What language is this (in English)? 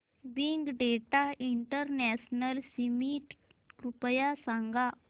Marathi